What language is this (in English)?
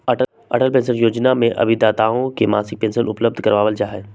Magahi